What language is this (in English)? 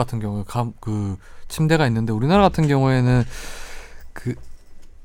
Korean